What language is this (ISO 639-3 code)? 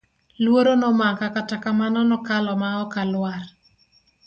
luo